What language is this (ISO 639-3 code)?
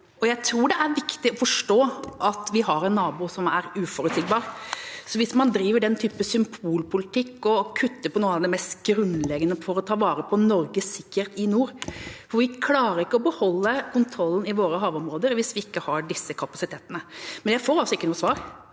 nor